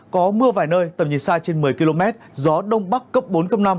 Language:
Vietnamese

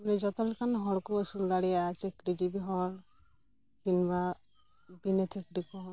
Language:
Santali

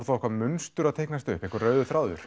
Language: Icelandic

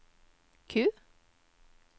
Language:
Norwegian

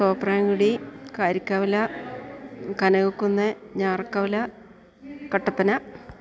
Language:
Malayalam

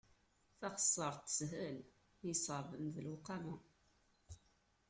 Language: Kabyle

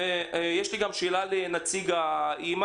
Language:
Hebrew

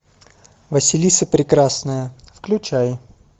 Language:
Russian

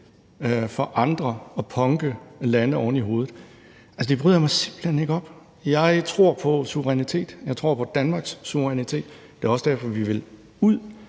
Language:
Danish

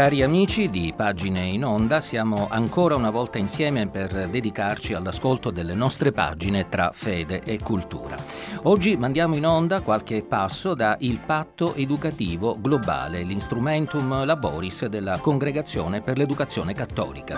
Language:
Italian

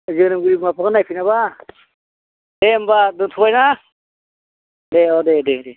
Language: Bodo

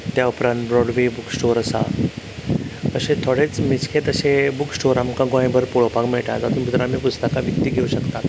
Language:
Konkani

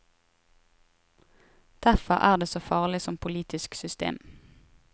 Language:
Norwegian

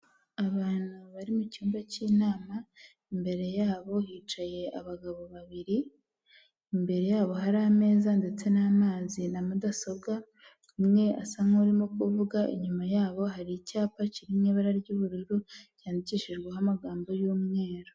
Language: Kinyarwanda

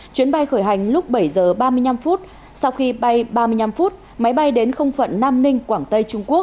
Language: Vietnamese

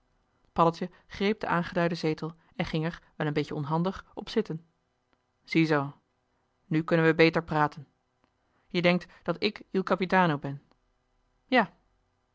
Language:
Dutch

